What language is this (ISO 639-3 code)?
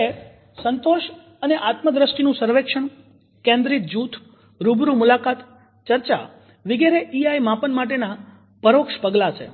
guj